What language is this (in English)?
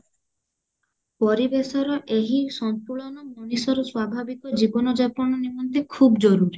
Odia